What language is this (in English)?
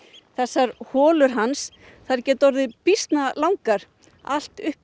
Icelandic